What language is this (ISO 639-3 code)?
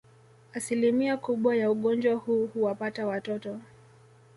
swa